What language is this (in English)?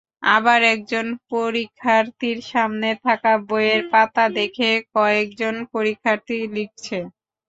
Bangla